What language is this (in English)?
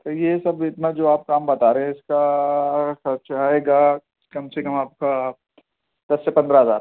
Urdu